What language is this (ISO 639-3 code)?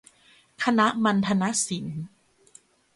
tha